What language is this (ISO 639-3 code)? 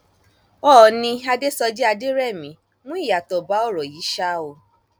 yor